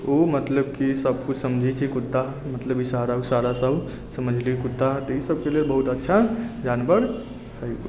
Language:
Maithili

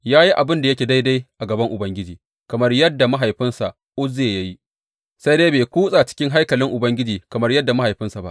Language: Hausa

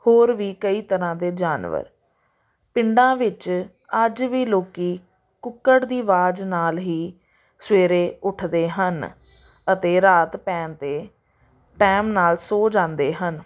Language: Punjabi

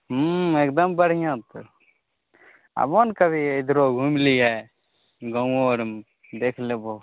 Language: Maithili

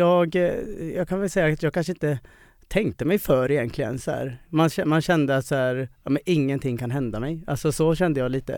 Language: Swedish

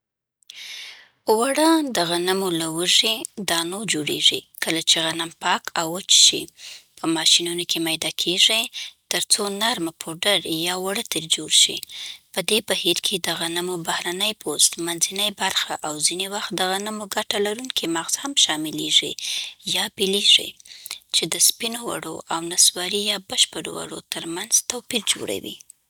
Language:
Southern Pashto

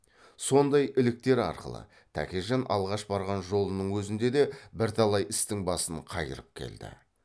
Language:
Kazakh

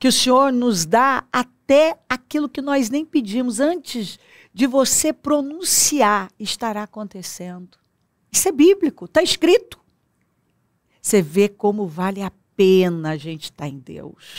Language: Portuguese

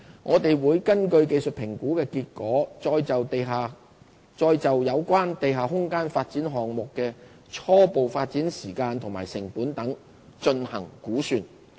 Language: Cantonese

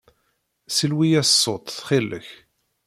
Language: Kabyle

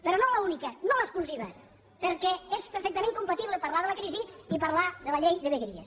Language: Catalan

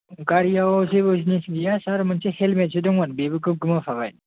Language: Bodo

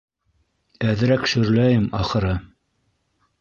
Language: Bashkir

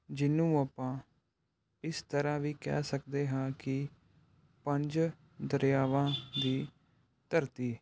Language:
Punjabi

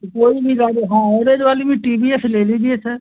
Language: Hindi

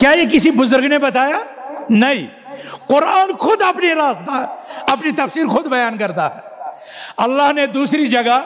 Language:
Arabic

